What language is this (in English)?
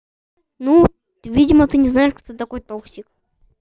Russian